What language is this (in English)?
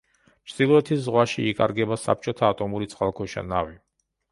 Georgian